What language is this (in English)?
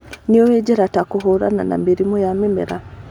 Kikuyu